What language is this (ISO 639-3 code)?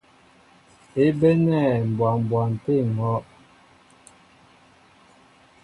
mbo